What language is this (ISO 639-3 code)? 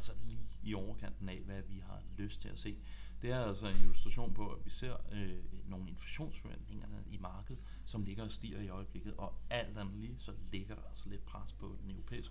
dan